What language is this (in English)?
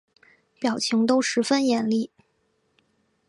Chinese